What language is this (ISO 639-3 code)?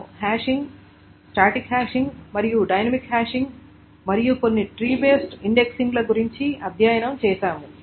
tel